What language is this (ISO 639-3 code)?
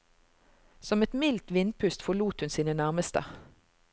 nor